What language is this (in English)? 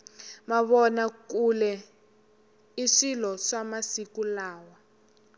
Tsonga